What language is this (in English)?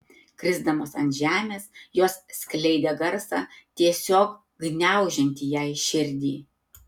Lithuanian